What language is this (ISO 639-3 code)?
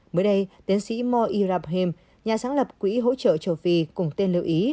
vie